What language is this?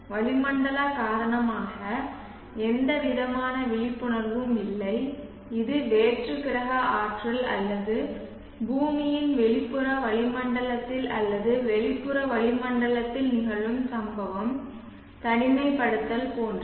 Tamil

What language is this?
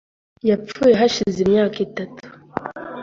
Kinyarwanda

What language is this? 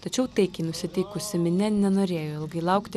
Lithuanian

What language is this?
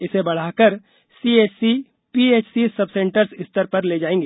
Hindi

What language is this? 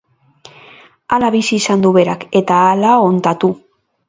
Basque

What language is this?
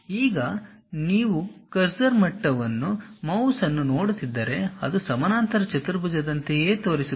Kannada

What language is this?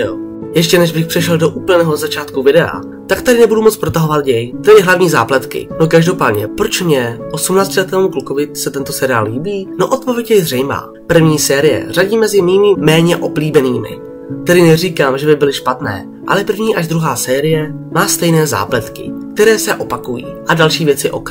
Czech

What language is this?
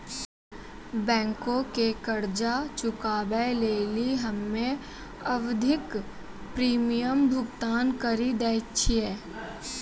Maithili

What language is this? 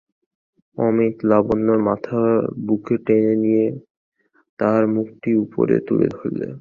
Bangla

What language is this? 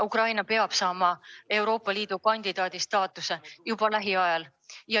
Estonian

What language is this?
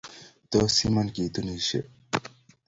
Kalenjin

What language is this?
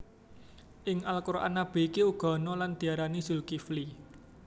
Javanese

